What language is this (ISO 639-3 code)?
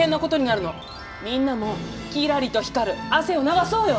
jpn